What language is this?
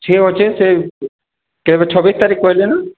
Odia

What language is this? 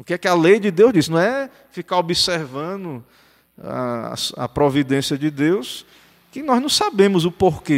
Portuguese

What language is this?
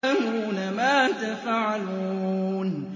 Arabic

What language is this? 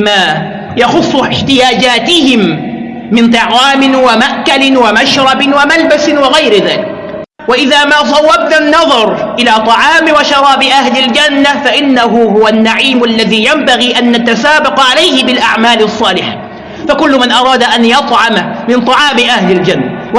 Arabic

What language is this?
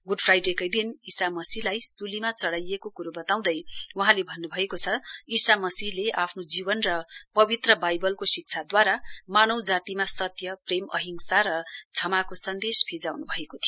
Nepali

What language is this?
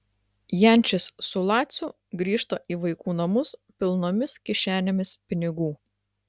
Lithuanian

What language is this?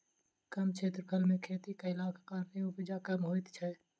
Maithili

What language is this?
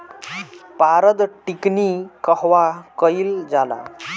Bhojpuri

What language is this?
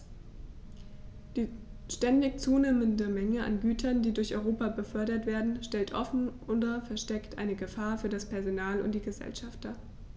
German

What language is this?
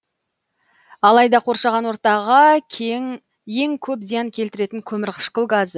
Kazakh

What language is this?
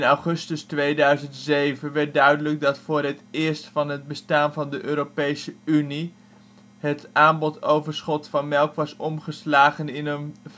Dutch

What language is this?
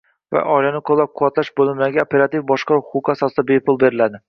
Uzbek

